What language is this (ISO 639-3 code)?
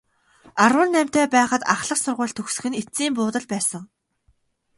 mon